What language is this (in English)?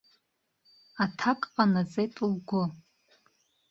Abkhazian